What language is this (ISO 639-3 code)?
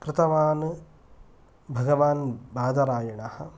san